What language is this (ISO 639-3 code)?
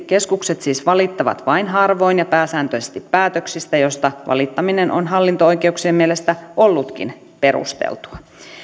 fin